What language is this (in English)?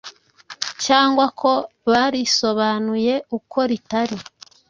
Kinyarwanda